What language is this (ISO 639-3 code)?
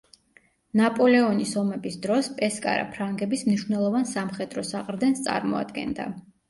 kat